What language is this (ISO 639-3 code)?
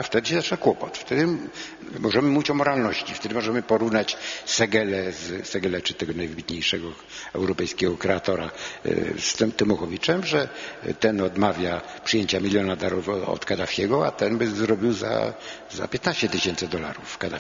pol